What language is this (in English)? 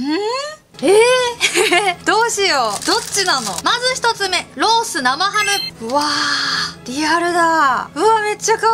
Japanese